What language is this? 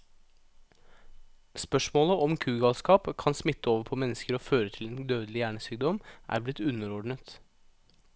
Norwegian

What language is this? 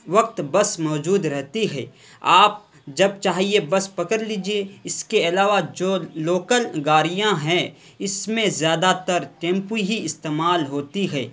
Urdu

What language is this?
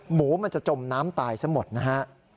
Thai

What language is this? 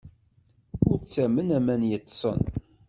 Kabyle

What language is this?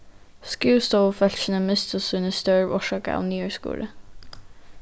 Faroese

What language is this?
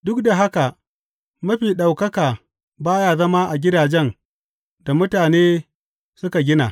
Hausa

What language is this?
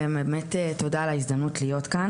Hebrew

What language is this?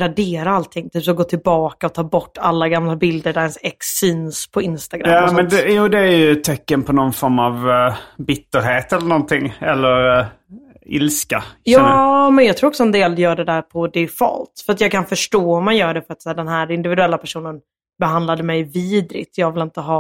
Swedish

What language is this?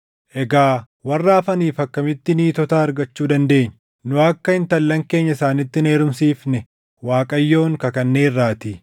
Oromo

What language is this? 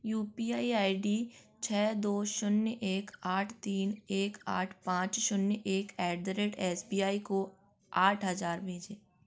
Hindi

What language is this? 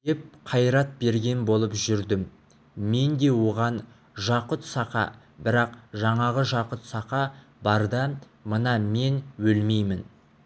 Kazakh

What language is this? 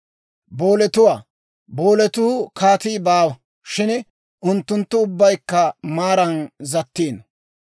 Dawro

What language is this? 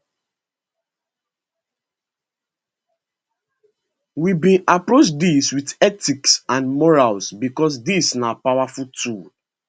Nigerian Pidgin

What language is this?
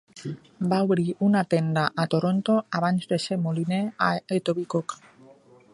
Catalan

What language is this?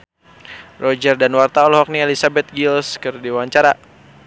Sundanese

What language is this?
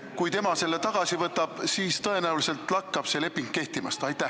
Estonian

